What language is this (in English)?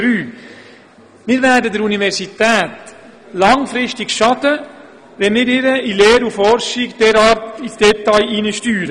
Swiss German